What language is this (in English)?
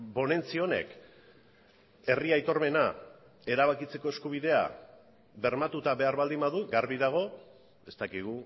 Basque